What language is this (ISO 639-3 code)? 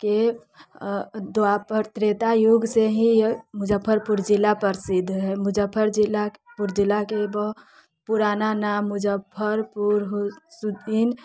mai